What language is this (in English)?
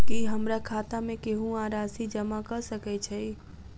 Maithili